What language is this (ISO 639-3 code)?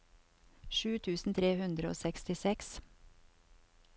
nor